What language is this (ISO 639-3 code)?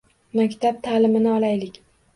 uzb